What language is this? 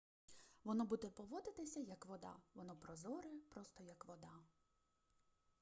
Ukrainian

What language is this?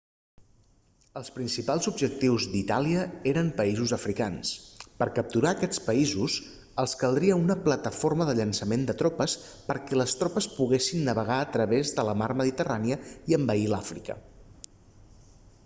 Catalan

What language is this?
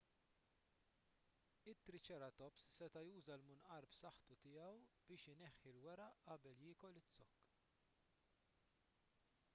Maltese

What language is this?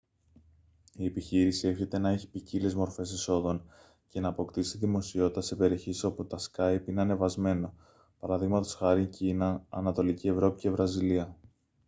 Greek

